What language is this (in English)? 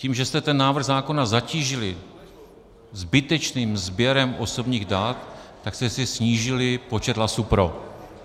Czech